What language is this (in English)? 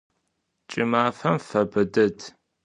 Adyghe